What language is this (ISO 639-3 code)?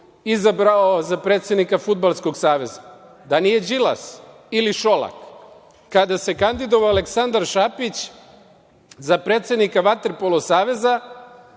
srp